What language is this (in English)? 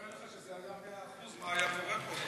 Hebrew